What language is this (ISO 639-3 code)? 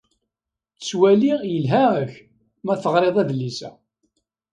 kab